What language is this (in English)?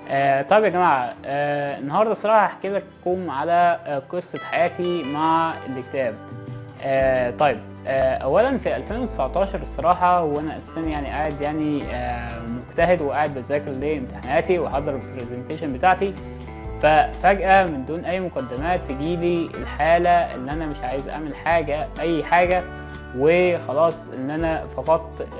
Arabic